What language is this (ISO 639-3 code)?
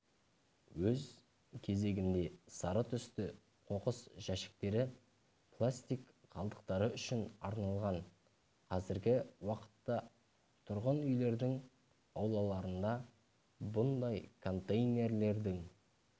kaz